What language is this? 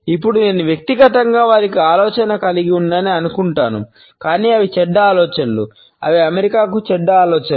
Telugu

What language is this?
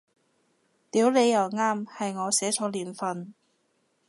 Cantonese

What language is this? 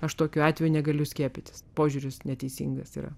Lithuanian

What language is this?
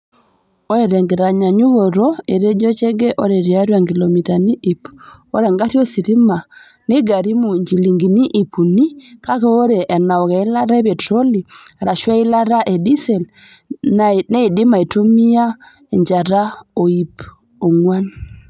Masai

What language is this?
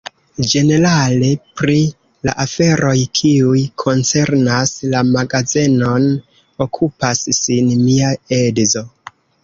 Esperanto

